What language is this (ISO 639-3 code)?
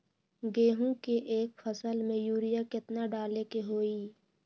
mag